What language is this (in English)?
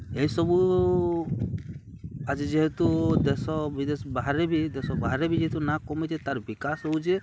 Odia